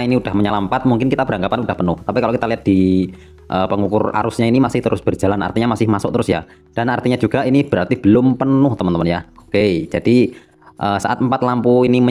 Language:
Indonesian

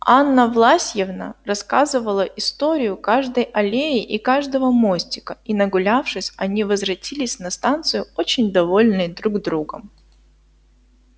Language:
Russian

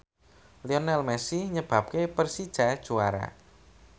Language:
Javanese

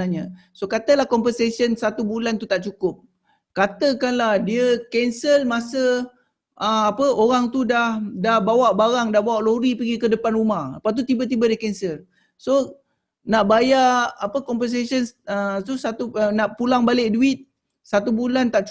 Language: Malay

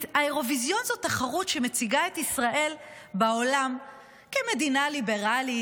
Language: Hebrew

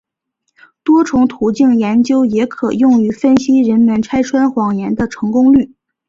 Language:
Chinese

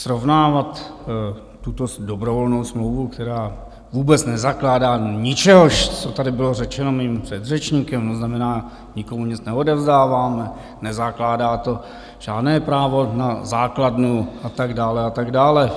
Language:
Czech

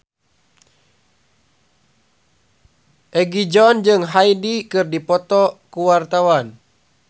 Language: Sundanese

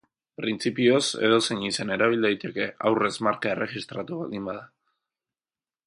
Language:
Basque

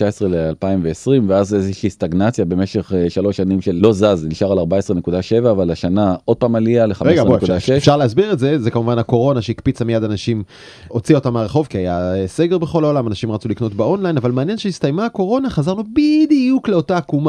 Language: Hebrew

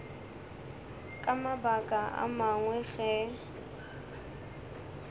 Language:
Northern Sotho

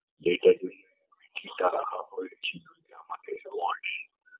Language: Bangla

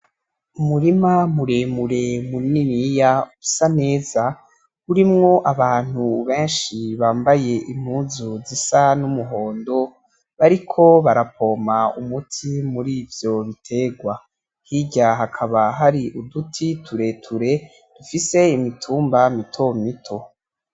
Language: Rundi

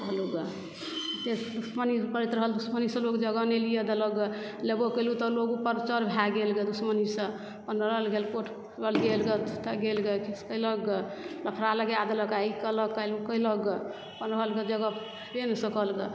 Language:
Maithili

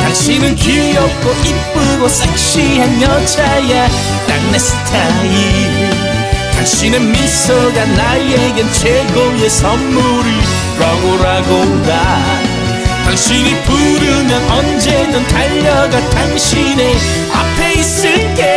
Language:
Korean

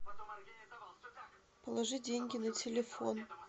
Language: Russian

